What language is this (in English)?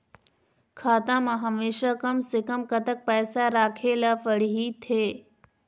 Chhattisgarhi